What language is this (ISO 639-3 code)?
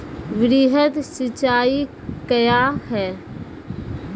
mai